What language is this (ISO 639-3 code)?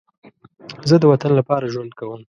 pus